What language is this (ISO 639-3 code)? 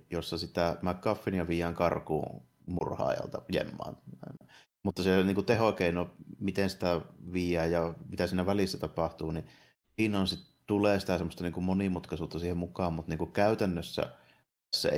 fin